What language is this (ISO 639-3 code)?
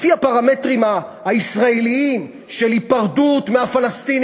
heb